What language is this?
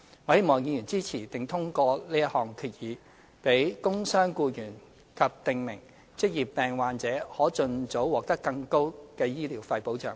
Cantonese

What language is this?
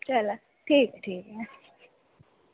Dogri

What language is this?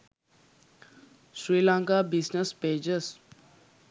Sinhala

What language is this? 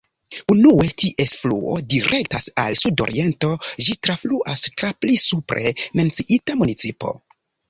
Esperanto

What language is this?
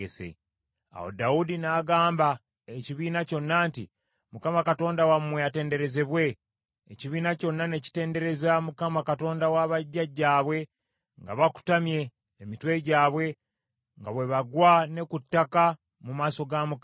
Ganda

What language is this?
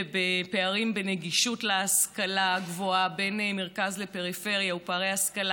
Hebrew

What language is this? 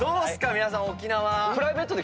Japanese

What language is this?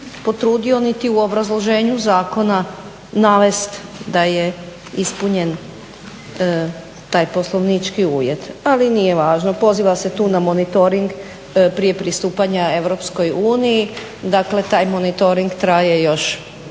Croatian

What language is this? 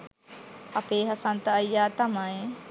Sinhala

